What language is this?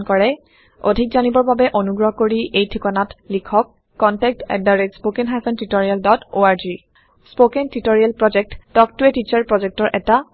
Assamese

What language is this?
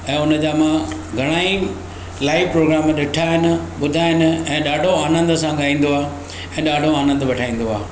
Sindhi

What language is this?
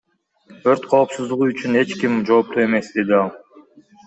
Kyrgyz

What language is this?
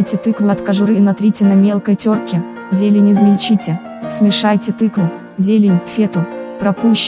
Russian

